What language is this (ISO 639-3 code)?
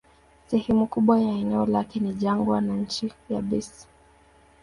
swa